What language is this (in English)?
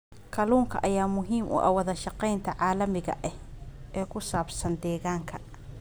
Somali